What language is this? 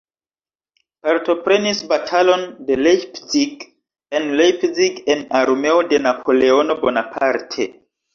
Esperanto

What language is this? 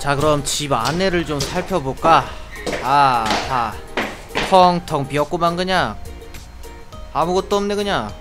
Korean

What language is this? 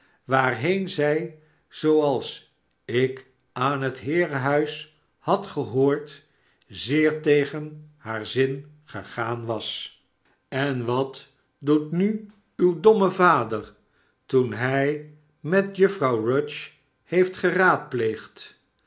Dutch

